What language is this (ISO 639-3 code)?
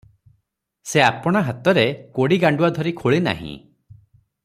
ori